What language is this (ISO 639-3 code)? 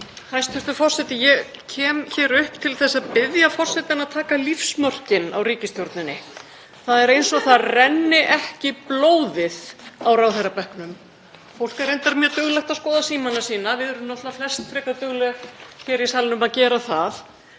isl